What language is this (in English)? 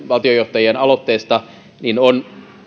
Finnish